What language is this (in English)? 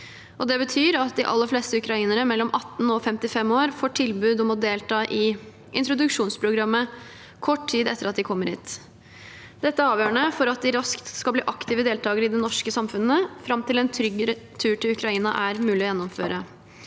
Norwegian